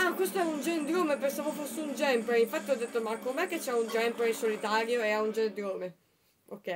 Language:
Italian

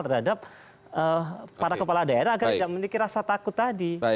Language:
Indonesian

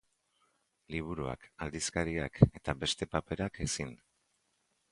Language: Basque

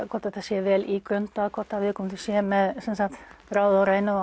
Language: Icelandic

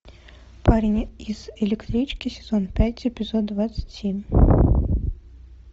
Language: Russian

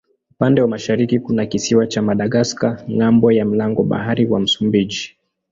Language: Swahili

